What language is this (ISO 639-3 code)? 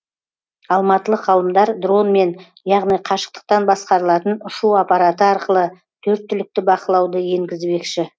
kaz